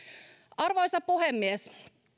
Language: Finnish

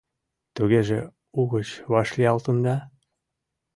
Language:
Mari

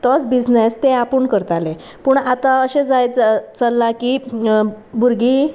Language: Konkani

